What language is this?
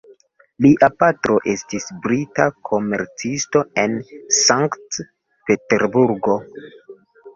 Esperanto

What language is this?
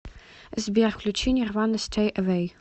Russian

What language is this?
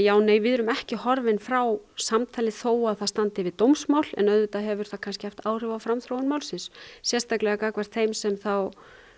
Icelandic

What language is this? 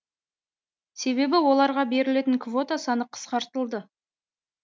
Kazakh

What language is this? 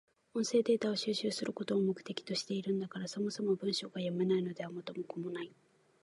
Japanese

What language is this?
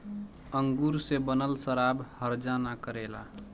Bhojpuri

